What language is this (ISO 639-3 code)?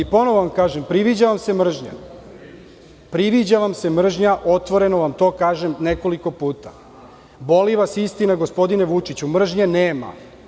srp